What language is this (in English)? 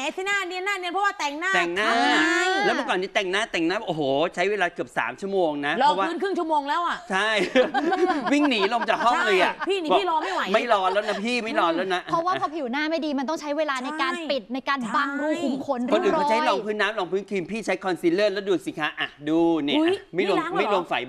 Thai